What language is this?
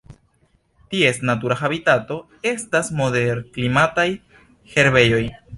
Esperanto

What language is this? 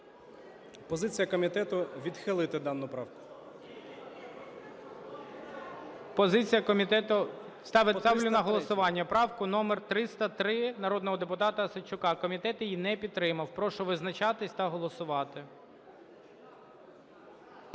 Ukrainian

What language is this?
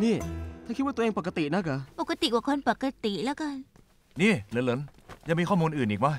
Thai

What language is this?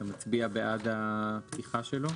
Hebrew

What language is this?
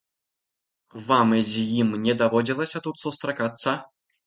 Belarusian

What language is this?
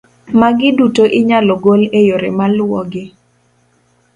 Luo (Kenya and Tanzania)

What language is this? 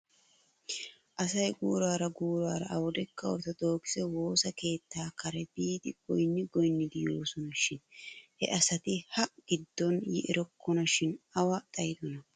Wolaytta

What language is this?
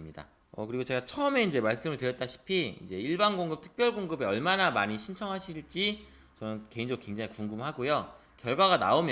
Korean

